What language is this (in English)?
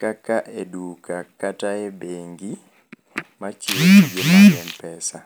Luo (Kenya and Tanzania)